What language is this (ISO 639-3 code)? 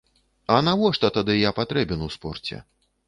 bel